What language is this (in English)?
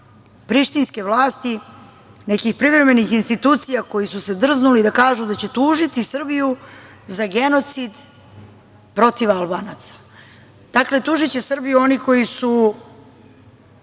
Serbian